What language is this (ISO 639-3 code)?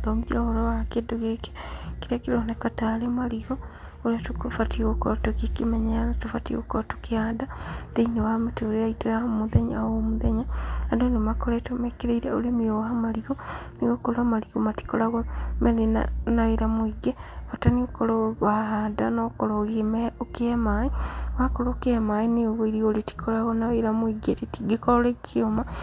kik